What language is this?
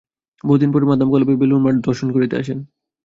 Bangla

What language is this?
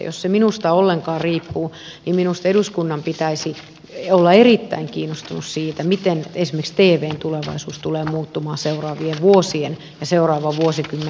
Finnish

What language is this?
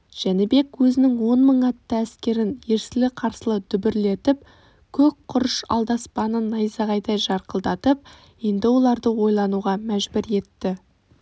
Kazakh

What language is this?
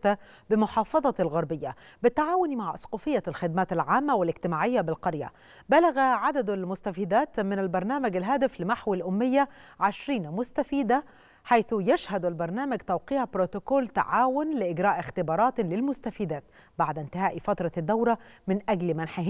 Arabic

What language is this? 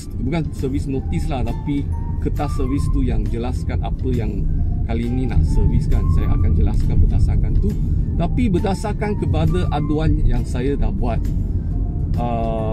Malay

